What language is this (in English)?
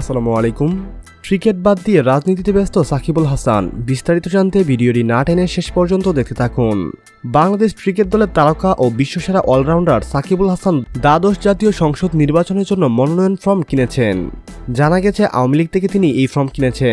Romanian